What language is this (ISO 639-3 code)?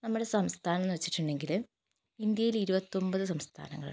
mal